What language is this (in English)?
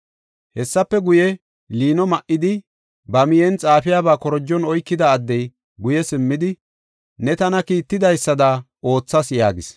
Gofa